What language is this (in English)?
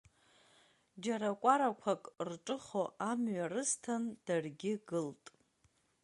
Abkhazian